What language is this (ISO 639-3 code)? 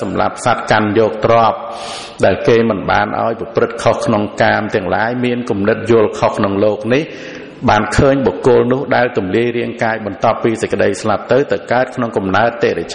vie